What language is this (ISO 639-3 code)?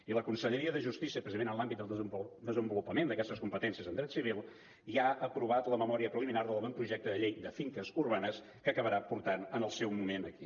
cat